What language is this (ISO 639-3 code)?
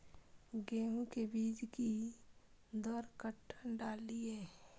mai